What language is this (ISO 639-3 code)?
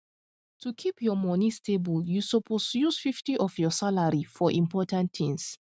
pcm